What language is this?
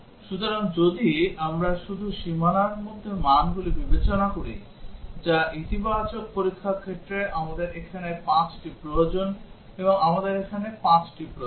Bangla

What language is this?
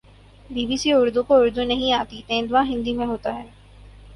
Urdu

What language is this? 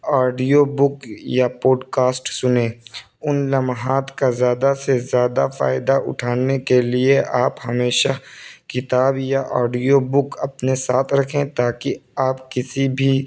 Urdu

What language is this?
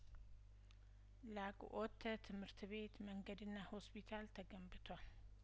Amharic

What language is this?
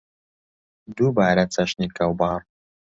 Central Kurdish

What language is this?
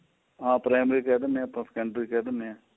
Punjabi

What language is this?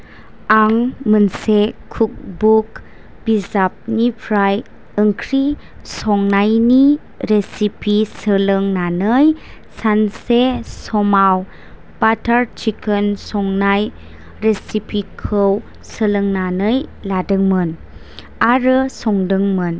Bodo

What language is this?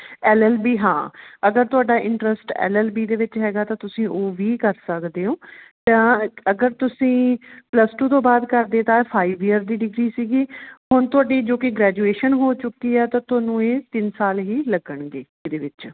Punjabi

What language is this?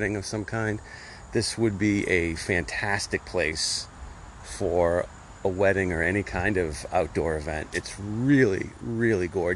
English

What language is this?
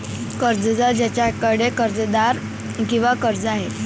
Marathi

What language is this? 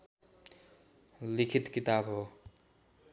Nepali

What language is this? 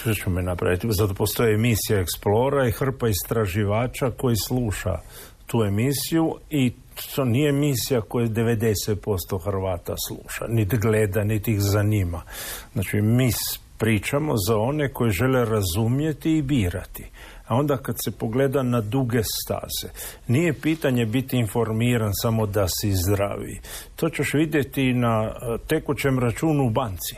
Croatian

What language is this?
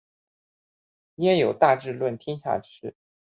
Chinese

